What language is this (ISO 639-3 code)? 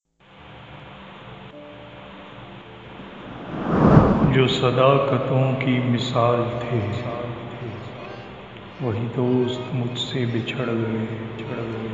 urd